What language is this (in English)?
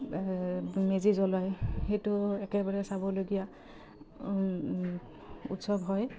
Assamese